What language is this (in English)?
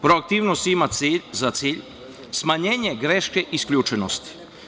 Serbian